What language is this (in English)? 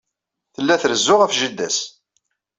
Kabyle